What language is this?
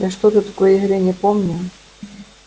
Russian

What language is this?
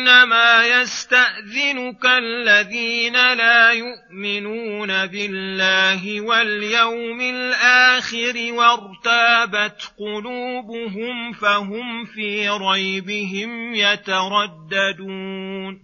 Arabic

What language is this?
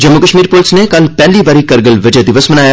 Dogri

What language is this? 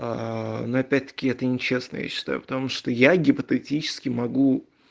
Russian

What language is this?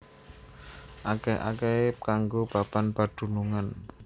Javanese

